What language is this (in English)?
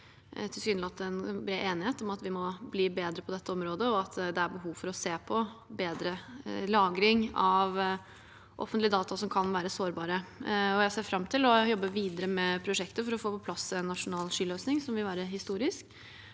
Norwegian